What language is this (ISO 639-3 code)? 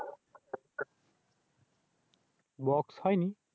ben